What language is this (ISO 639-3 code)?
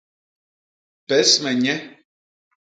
bas